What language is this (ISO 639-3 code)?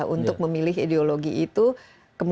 ind